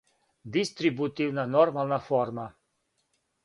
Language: Serbian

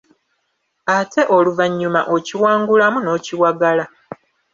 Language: Ganda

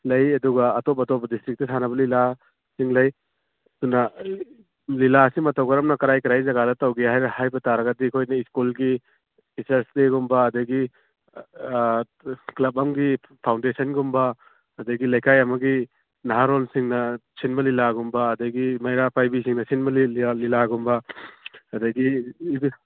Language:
Manipuri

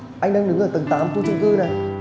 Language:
Vietnamese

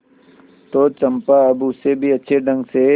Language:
Hindi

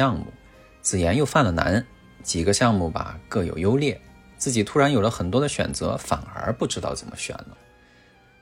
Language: Chinese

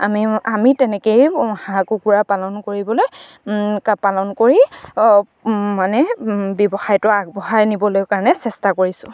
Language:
Assamese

